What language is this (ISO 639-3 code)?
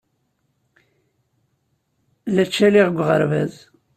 kab